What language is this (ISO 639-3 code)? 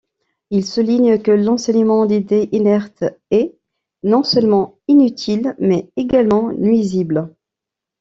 fra